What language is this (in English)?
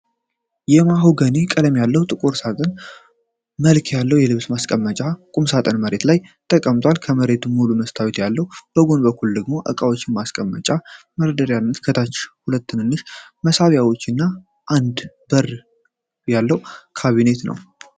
Amharic